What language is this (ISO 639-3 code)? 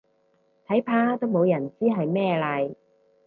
yue